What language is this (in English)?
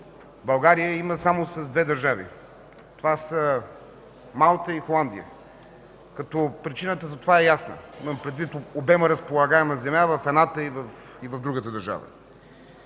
Bulgarian